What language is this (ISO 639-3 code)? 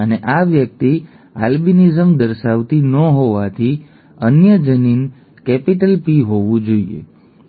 guj